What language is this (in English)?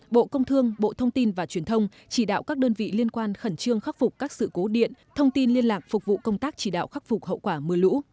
Vietnamese